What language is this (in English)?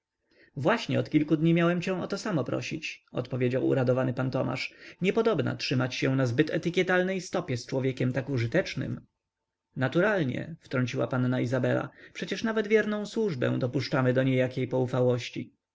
Polish